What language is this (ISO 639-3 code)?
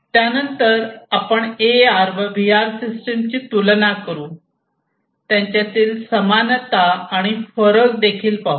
mar